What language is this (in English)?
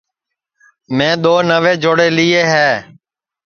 Sansi